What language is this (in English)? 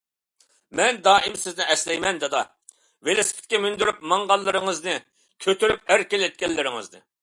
Uyghur